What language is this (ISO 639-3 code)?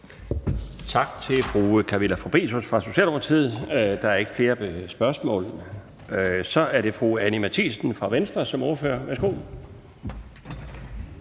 dan